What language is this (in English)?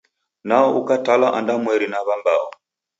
Taita